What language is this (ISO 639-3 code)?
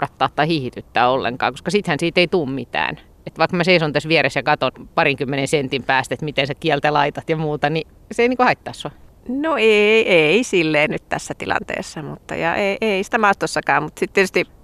fin